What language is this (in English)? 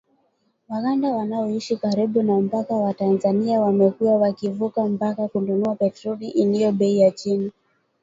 Swahili